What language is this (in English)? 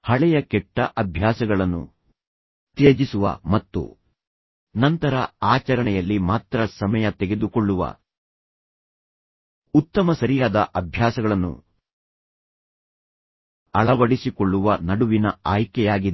Kannada